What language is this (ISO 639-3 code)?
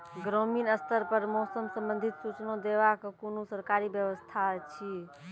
mai